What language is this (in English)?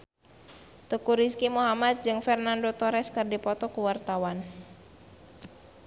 Sundanese